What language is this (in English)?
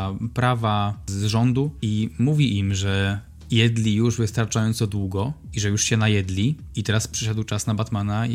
Polish